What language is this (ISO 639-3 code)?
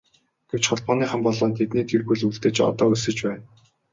mon